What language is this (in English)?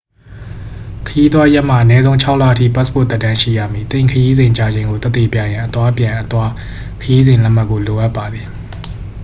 Burmese